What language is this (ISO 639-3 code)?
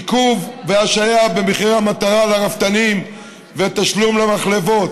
heb